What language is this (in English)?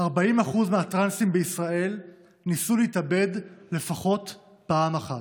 Hebrew